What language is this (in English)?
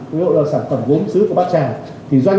Vietnamese